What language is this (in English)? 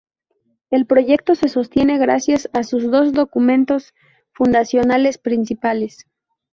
Spanish